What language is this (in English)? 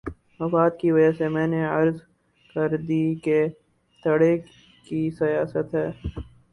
Urdu